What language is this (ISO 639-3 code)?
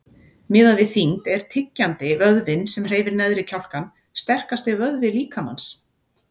isl